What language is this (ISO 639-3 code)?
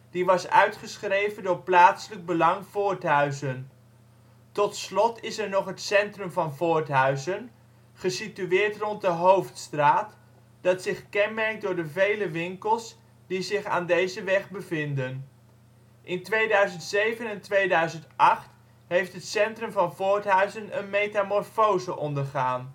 nld